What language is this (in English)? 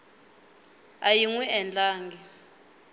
Tsonga